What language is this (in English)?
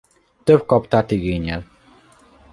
Hungarian